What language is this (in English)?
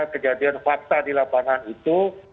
Indonesian